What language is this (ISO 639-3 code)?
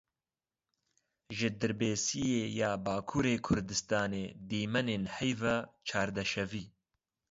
kur